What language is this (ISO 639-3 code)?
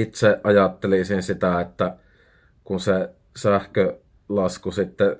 fin